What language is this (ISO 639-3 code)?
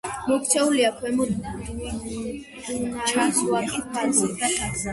kat